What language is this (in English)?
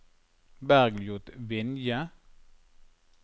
Norwegian